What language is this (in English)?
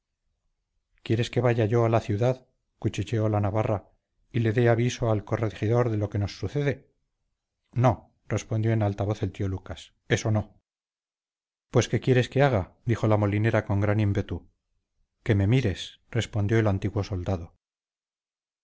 Spanish